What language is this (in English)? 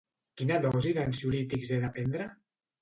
Catalan